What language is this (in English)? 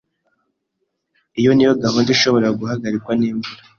Kinyarwanda